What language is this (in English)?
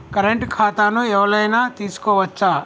Telugu